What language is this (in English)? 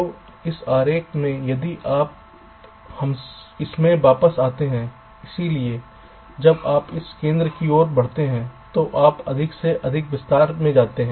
Hindi